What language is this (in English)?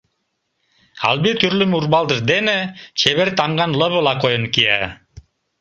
Mari